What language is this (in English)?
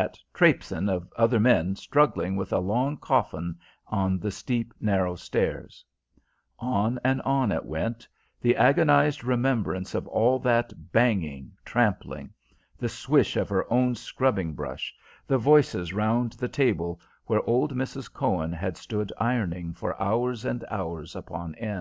English